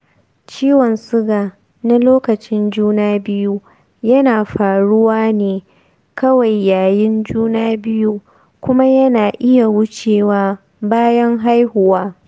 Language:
Hausa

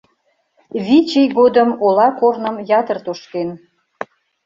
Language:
Mari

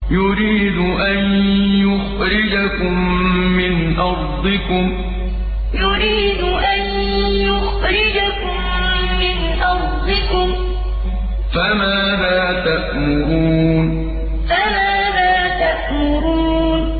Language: Arabic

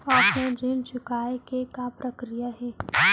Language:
Chhattisgarhi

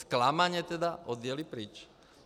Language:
Czech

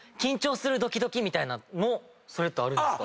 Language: Japanese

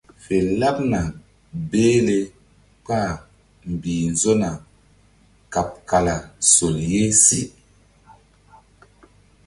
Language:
Mbum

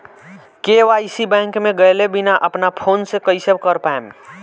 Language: Bhojpuri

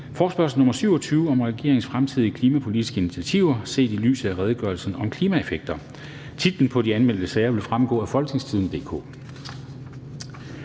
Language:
Danish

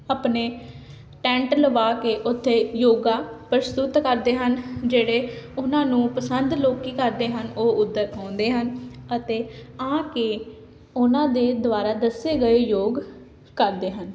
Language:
Punjabi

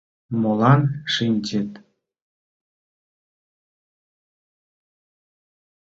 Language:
Mari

